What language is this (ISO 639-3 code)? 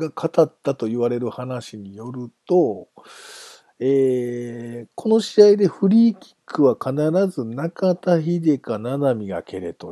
jpn